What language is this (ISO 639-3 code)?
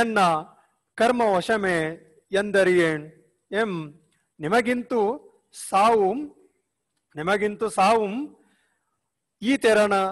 hin